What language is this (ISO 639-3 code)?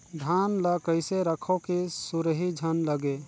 hne